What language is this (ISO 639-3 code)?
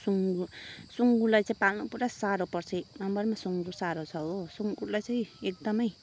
nep